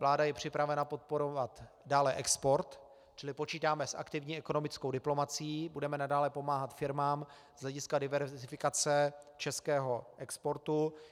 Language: Czech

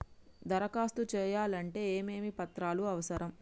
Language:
Telugu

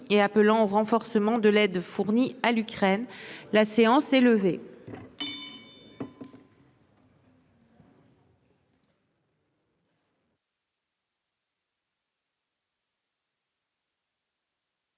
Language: French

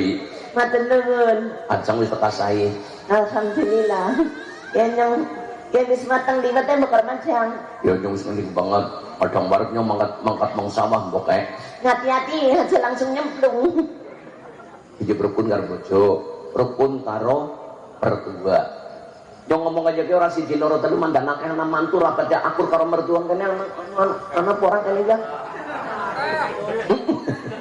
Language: Indonesian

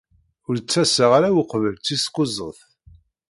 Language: Kabyle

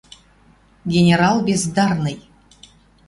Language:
Western Mari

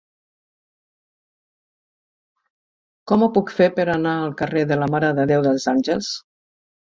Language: Catalan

